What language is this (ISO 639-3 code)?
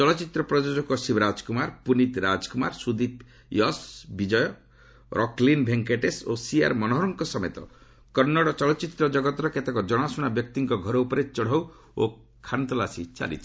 ori